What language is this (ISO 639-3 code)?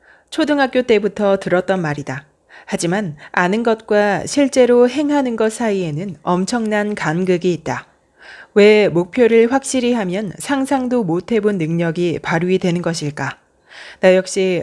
kor